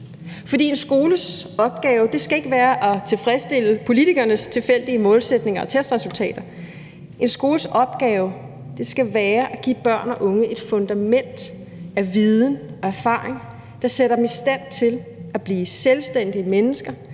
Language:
Danish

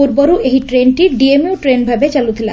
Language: Odia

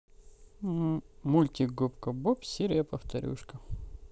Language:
Russian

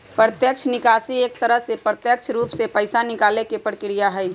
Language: Magahi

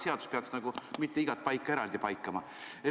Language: Estonian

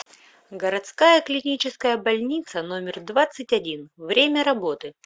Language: Russian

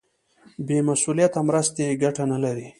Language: Pashto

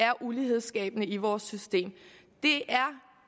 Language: Danish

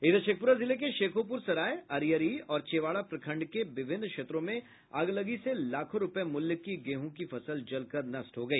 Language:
Hindi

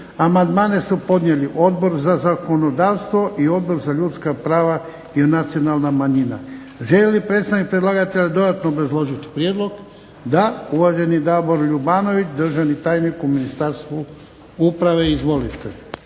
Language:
Croatian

